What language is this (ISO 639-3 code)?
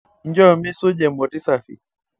mas